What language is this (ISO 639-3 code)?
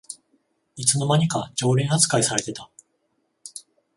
jpn